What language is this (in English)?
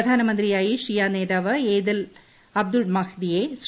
Malayalam